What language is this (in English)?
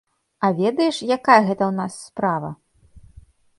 Belarusian